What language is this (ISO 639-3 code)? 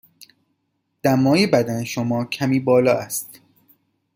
fas